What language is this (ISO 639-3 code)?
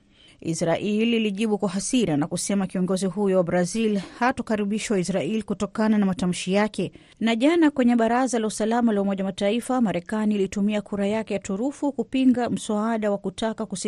swa